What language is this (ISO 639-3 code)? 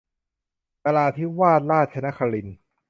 tha